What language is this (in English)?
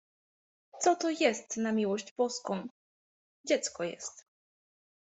Polish